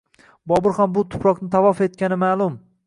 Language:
Uzbek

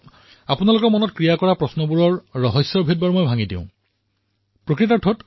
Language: Assamese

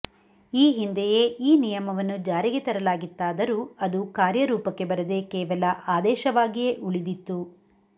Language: Kannada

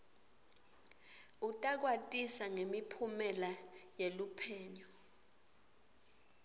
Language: Swati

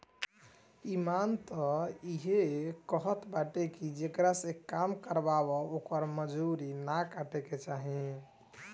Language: Bhojpuri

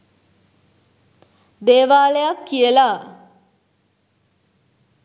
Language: Sinhala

